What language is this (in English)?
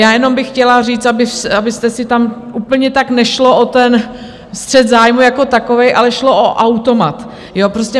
Czech